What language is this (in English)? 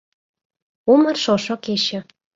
Mari